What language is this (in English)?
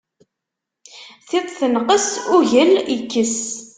Kabyle